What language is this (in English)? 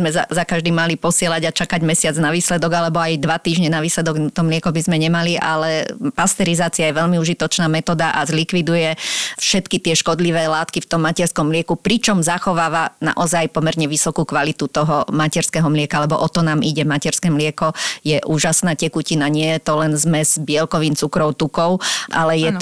Slovak